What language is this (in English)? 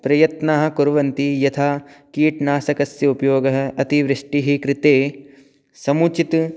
Sanskrit